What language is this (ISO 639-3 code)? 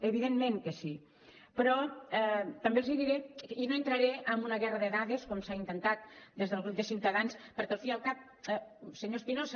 cat